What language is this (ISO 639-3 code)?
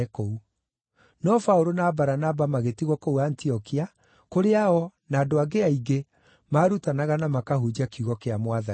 kik